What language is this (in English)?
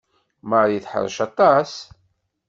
Kabyle